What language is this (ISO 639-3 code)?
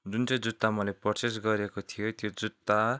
nep